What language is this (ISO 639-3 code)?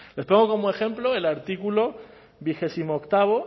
spa